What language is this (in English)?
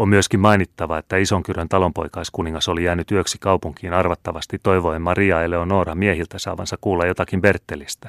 Finnish